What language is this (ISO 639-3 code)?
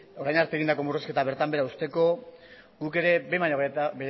eus